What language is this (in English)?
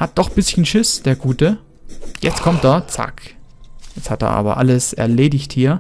German